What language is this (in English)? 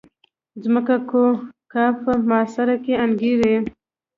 Pashto